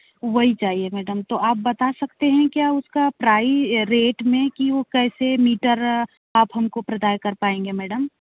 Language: Hindi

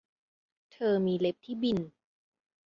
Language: Thai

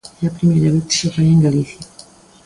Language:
Galician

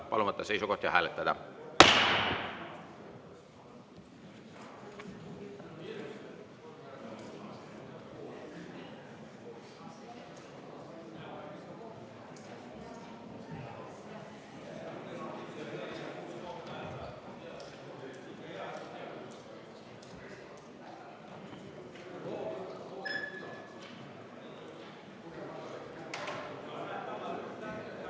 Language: Estonian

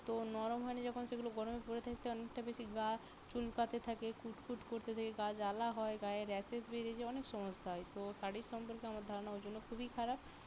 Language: Bangla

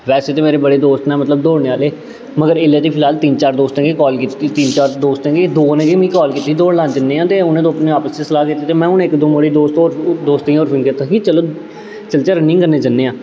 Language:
Dogri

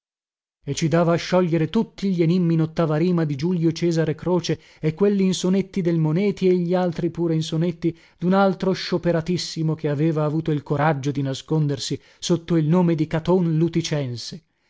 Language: Italian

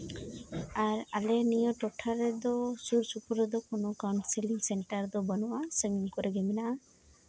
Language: Santali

